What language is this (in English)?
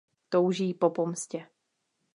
Czech